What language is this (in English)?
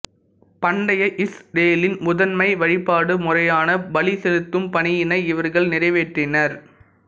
Tamil